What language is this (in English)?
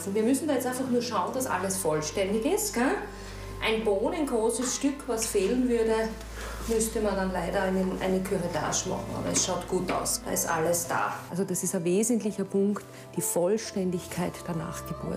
German